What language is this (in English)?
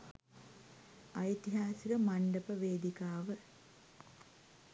Sinhala